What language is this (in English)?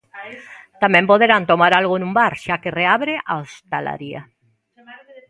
Galician